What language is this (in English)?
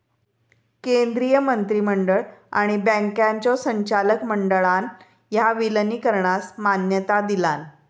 Marathi